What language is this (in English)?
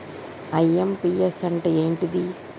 Telugu